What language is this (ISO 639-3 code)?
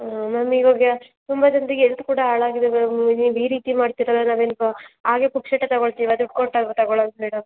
kan